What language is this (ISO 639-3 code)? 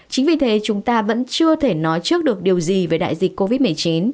vie